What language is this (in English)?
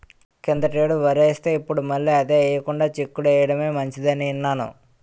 Telugu